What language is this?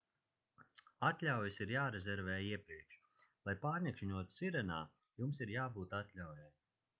Latvian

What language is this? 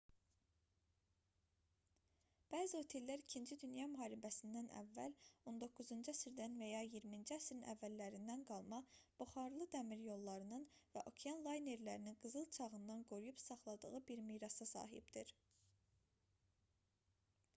Azerbaijani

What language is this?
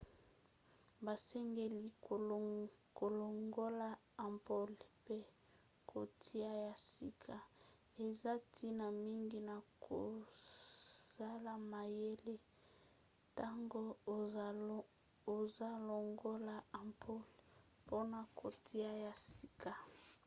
Lingala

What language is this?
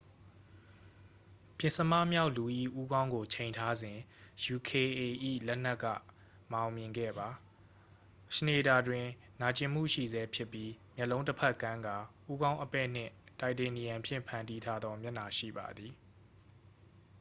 Burmese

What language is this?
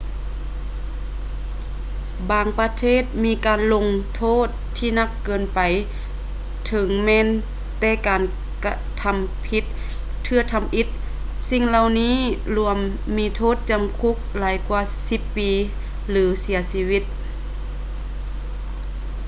Lao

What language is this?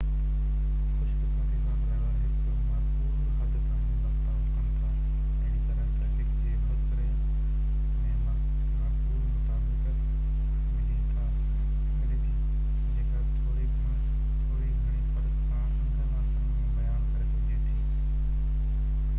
Sindhi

